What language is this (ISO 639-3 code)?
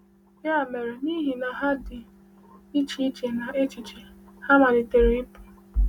ibo